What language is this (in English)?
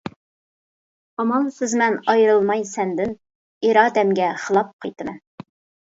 Uyghur